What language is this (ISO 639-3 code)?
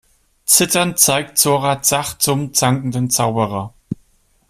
deu